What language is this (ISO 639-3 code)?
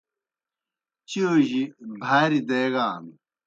plk